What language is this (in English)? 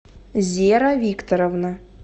Russian